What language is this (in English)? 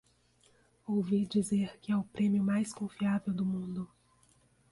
Portuguese